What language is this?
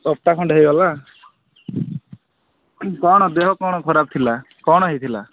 Odia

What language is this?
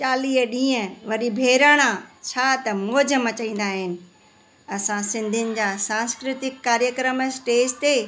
Sindhi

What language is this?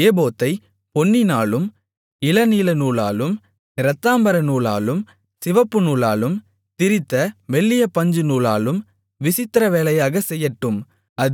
Tamil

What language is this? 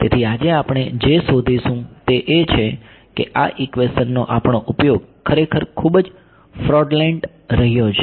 Gujarati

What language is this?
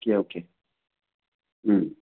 Manipuri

